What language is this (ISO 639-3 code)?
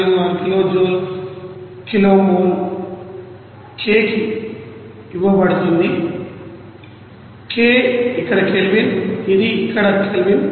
tel